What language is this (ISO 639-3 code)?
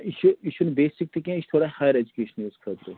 kas